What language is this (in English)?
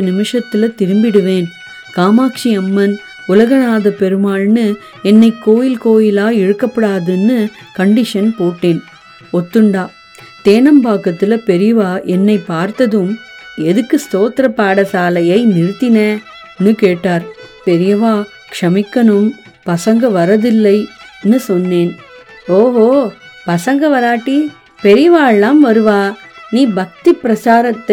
Tamil